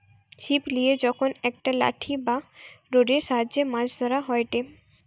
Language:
Bangla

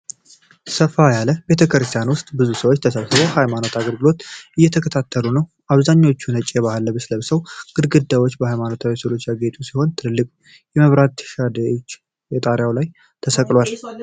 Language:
Amharic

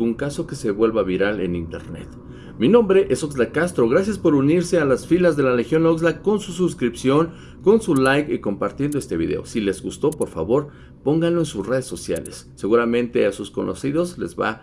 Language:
Spanish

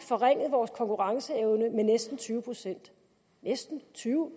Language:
Danish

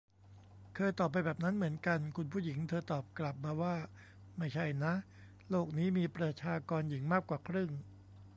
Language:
Thai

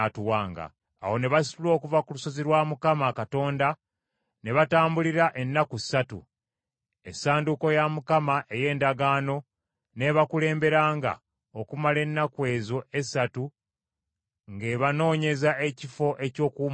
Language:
Ganda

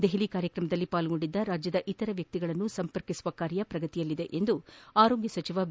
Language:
Kannada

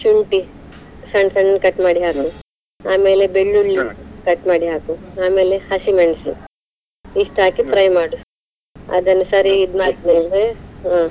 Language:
Kannada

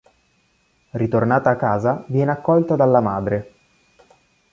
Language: Italian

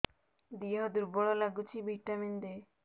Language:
Odia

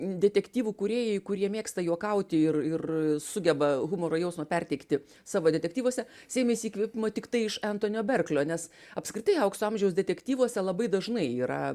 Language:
Lithuanian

